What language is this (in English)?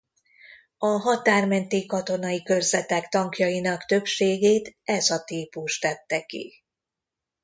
Hungarian